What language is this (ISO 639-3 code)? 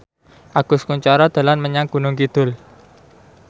jav